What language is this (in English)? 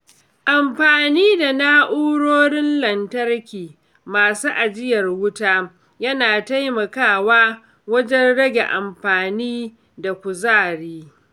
Hausa